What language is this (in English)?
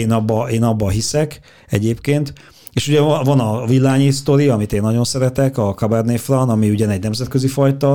Hungarian